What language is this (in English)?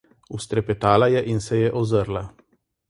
Slovenian